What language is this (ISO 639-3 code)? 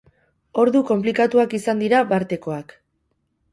eus